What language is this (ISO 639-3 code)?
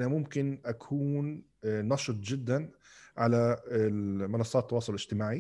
ara